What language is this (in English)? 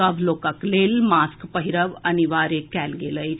Maithili